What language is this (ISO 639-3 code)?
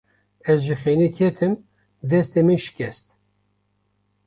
kur